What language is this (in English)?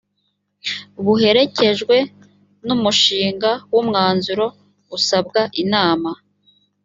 Kinyarwanda